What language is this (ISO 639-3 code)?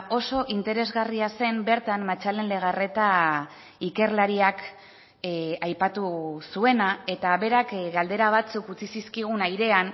eus